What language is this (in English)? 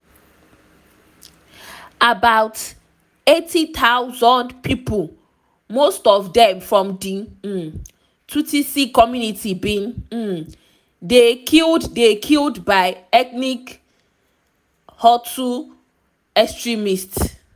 Nigerian Pidgin